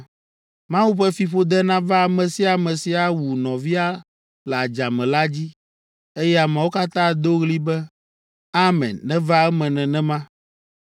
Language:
Ewe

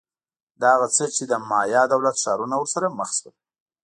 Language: Pashto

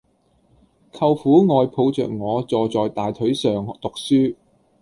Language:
Cantonese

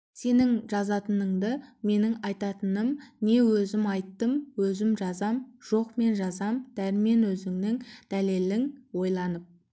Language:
Kazakh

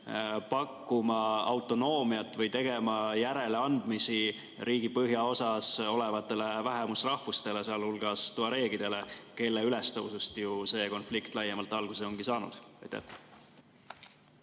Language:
Estonian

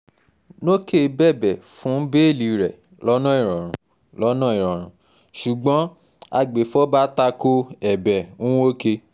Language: Yoruba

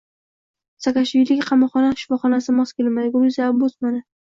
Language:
Uzbek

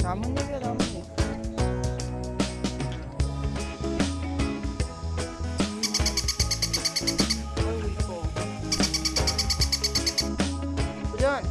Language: Korean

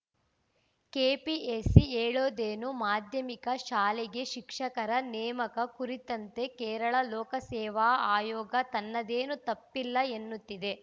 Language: Kannada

